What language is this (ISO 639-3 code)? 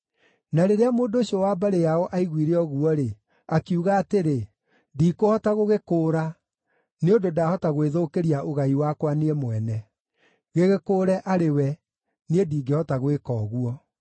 kik